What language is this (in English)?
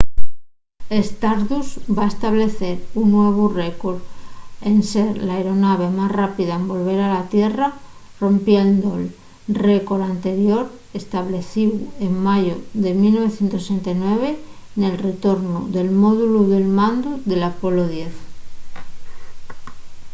Asturian